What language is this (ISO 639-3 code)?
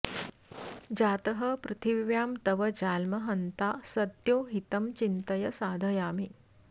san